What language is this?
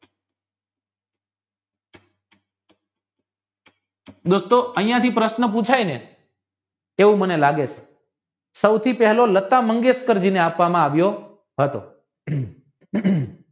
Gujarati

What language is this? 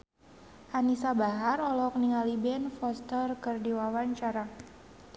Sundanese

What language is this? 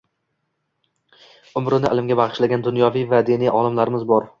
Uzbek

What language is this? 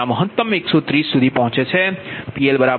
Gujarati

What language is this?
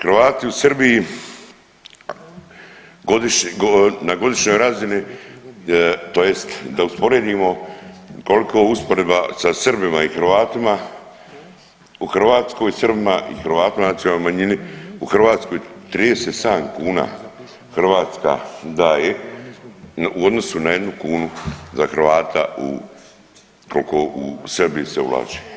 Croatian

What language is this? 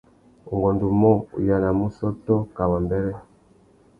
Tuki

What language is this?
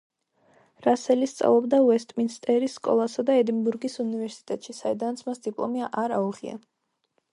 Georgian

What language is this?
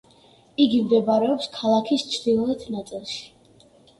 Georgian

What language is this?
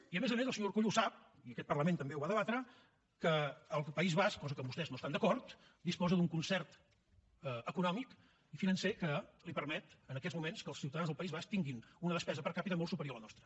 Catalan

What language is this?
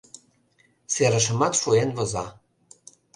Mari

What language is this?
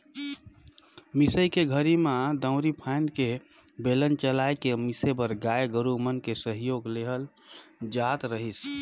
Chhattisgarhi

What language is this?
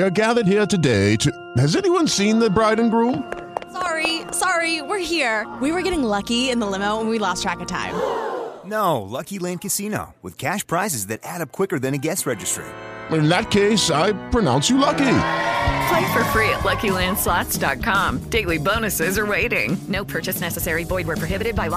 Urdu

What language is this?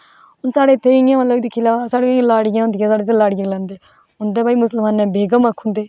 Dogri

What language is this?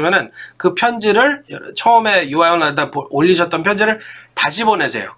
Korean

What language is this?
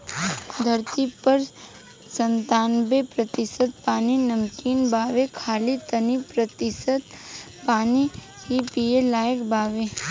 Bhojpuri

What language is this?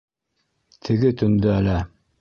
Bashkir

